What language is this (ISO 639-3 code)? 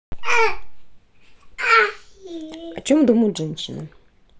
rus